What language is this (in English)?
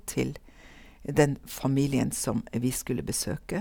Norwegian